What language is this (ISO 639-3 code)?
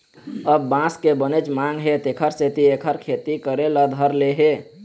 hne